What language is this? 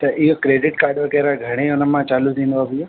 Sindhi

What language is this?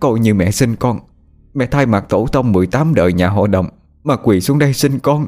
Vietnamese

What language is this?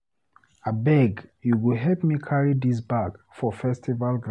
Nigerian Pidgin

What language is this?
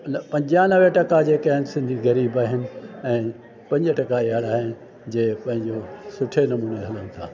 Sindhi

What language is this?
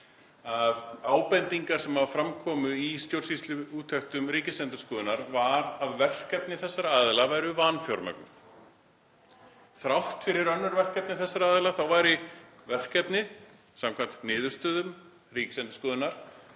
Icelandic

